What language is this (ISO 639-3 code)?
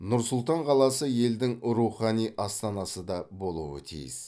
kaz